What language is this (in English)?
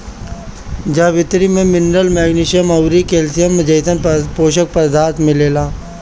Bhojpuri